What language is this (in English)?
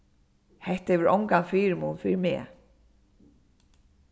Faroese